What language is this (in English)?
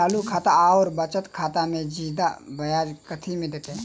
Maithili